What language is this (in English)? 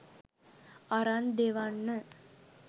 Sinhala